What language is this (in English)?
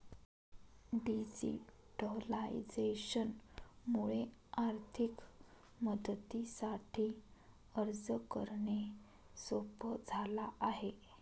Marathi